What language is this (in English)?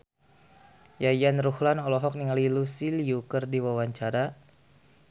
Sundanese